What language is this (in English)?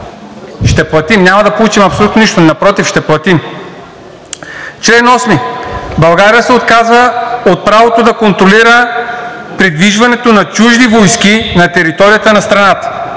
Bulgarian